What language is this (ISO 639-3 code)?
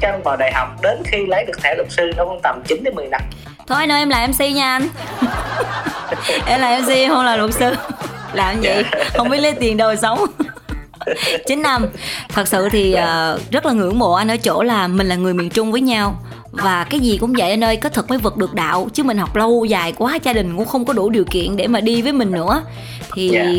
vie